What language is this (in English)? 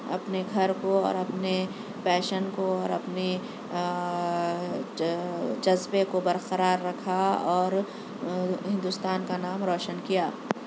Urdu